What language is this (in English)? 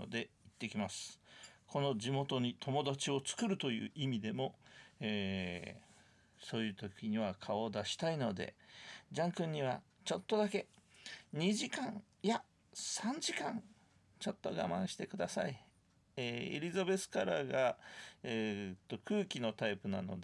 Japanese